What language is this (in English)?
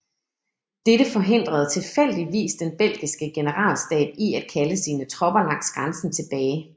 Danish